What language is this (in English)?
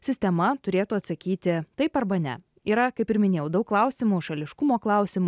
Lithuanian